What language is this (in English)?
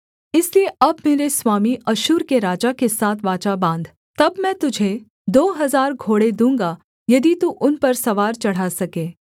Hindi